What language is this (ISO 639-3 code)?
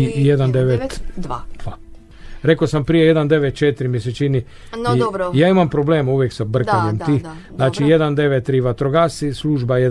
hrv